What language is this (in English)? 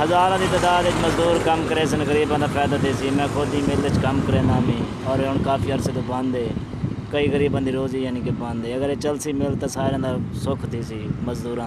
Urdu